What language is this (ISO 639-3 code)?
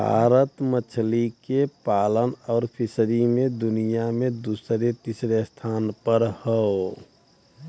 bho